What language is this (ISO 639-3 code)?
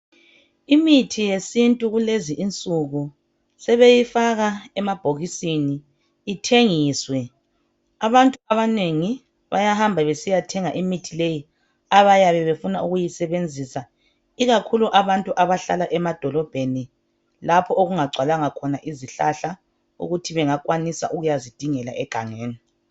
nde